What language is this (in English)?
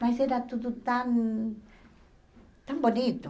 Portuguese